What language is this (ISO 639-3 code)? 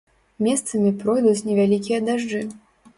bel